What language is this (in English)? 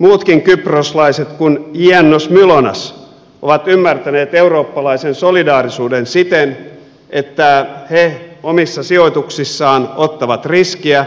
Finnish